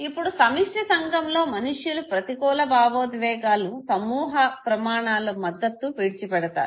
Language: Telugu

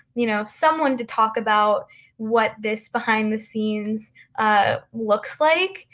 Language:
English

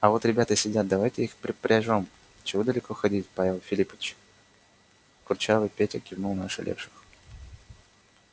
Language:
Russian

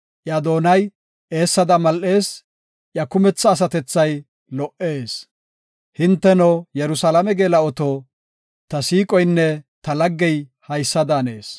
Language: Gofa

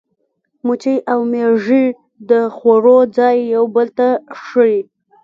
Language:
Pashto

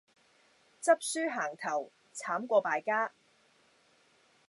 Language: Cantonese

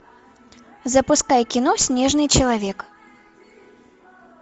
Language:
Russian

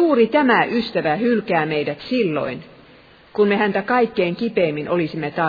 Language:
Finnish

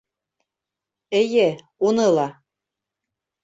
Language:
Bashkir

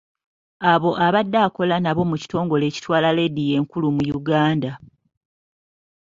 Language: Ganda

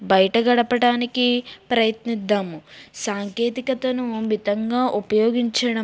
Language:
Telugu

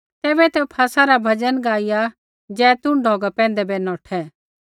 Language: Kullu Pahari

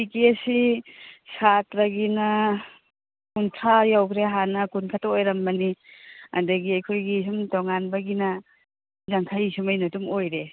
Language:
Manipuri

